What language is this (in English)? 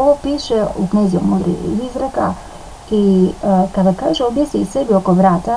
Croatian